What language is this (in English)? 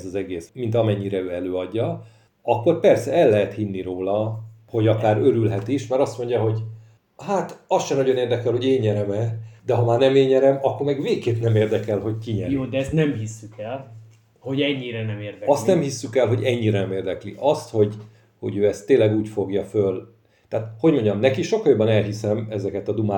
Hungarian